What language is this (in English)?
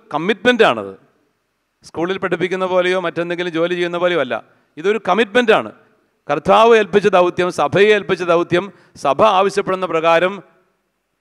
Malayalam